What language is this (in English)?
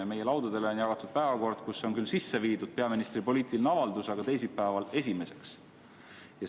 Estonian